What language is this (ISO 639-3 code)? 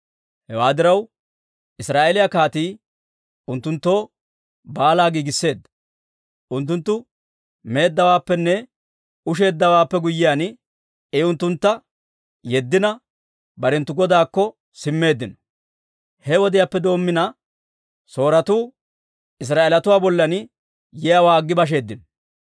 dwr